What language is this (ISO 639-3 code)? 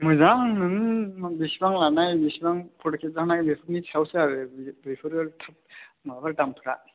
brx